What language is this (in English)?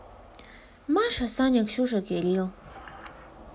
Russian